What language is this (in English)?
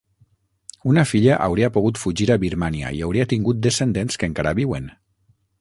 Catalan